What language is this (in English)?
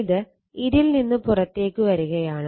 Malayalam